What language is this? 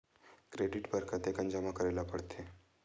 Chhattisgarhi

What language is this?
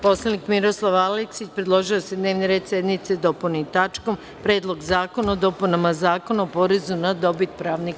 Serbian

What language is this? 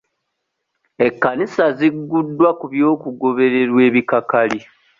Ganda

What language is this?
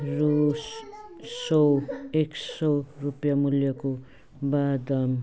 Nepali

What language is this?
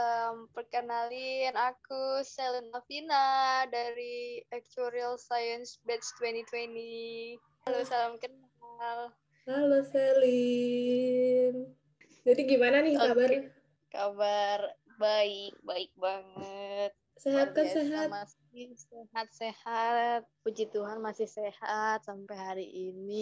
Indonesian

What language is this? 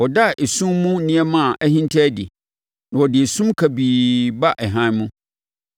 Akan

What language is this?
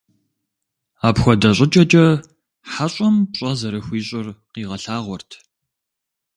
Kabardian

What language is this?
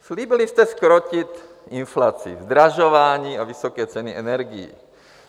Czech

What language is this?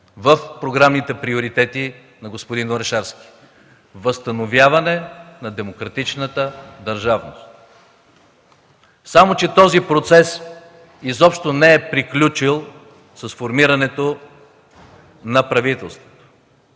Bulgarian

